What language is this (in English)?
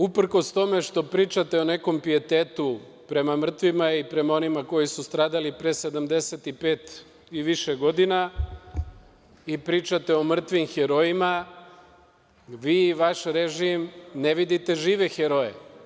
Serbian